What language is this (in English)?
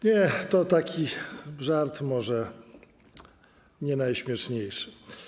Polish